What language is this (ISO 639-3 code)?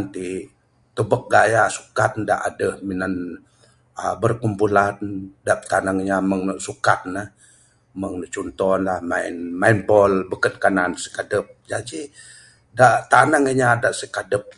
sdo